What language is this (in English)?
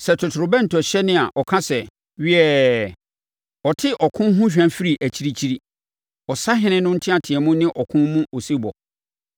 Akan